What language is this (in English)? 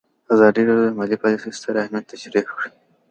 Pashto